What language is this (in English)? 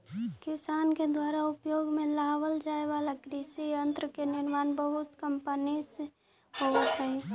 Magahi